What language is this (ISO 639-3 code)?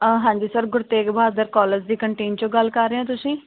pan